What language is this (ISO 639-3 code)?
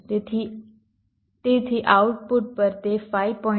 guj